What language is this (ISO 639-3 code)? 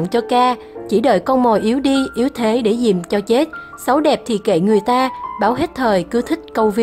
vie